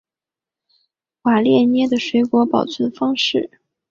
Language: Chinese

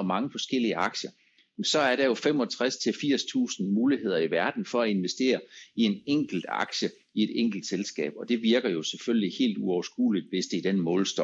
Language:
Danish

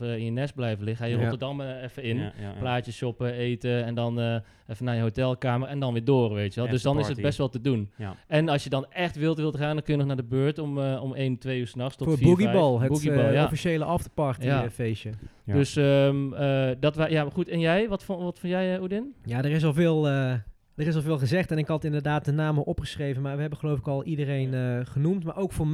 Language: Dutch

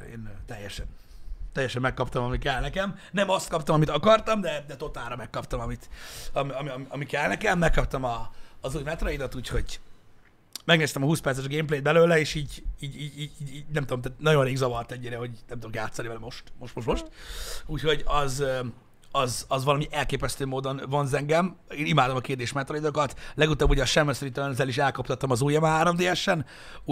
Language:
Hungarian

